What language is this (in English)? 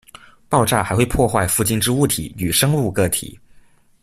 Chinese